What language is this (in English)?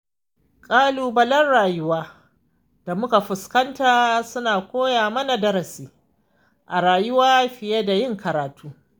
Hausa